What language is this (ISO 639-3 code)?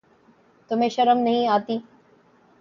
urd